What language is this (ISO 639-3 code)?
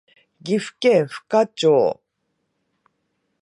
jpn